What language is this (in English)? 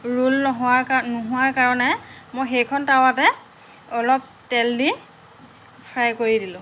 Assamese